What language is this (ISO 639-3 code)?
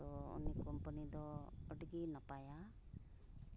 sat